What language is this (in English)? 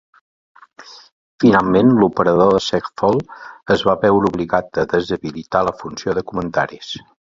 Catalan